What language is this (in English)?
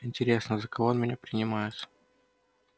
Russian